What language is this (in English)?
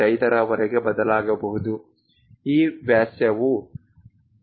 Kannada